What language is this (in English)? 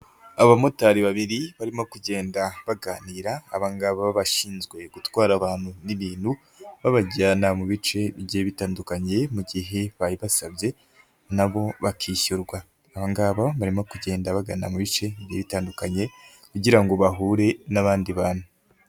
Kinyarwanda